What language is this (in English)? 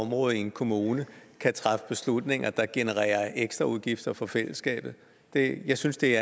Danish